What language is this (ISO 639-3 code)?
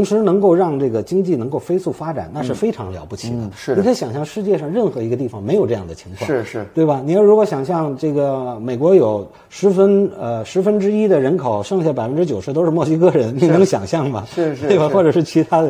zho